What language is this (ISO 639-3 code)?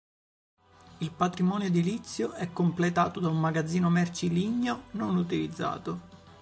ita